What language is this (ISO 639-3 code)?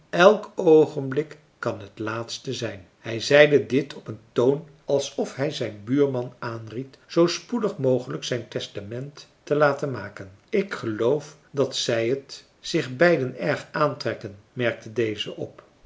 nld